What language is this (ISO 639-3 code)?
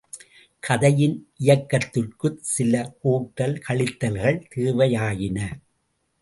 tam